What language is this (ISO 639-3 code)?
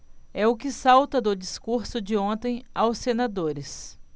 por